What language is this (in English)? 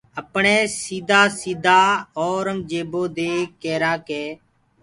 Gurgula